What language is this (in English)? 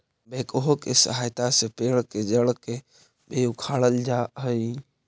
Magahi